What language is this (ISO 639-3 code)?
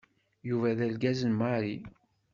kab